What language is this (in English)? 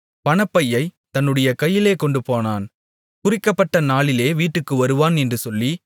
Tamil